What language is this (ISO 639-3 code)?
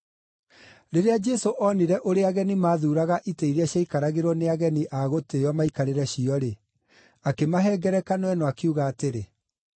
kik